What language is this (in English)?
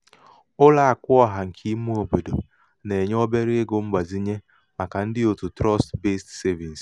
Igbo